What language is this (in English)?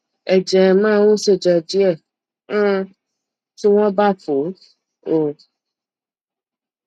Yoruba